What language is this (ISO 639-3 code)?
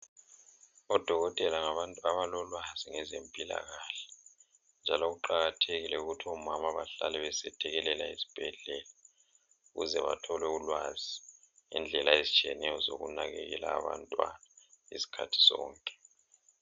nde